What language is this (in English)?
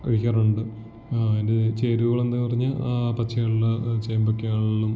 Malayalam